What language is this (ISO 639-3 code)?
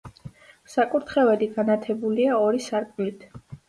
kat